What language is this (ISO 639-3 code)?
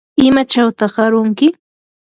qur